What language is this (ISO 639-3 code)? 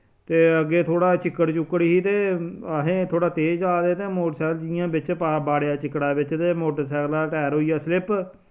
doi